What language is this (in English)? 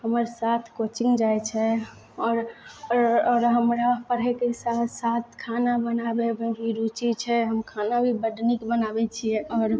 Maithili